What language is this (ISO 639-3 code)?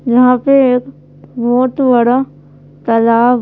hin